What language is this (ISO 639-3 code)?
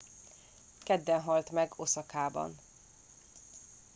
hun